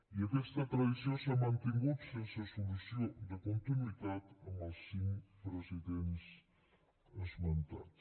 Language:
Catalan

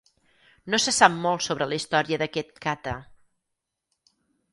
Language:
Catalan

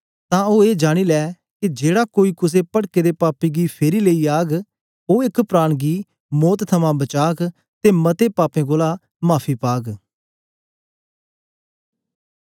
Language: Dogri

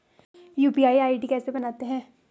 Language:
Hindi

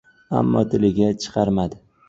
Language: Uzbek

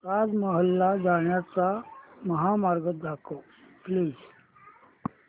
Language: Marathi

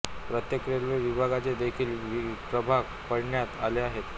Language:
Marathi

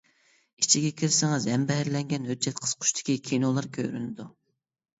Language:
Uyghur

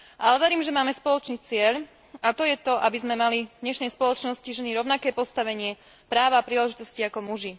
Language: Slovak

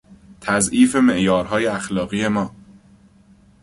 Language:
Persian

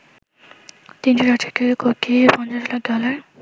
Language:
Bangla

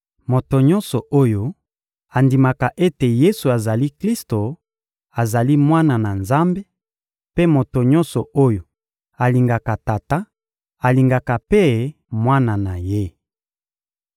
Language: Lingala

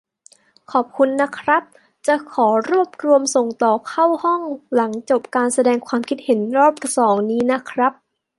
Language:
Thai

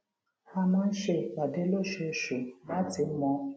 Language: Yoruba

